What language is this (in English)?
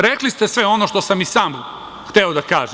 Serbian